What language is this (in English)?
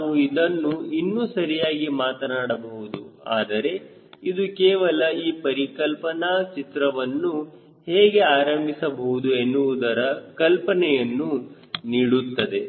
Kannada